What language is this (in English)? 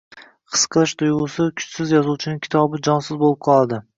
Uzbek